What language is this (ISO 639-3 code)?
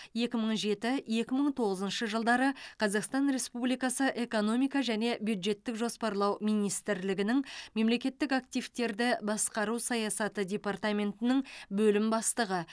kaz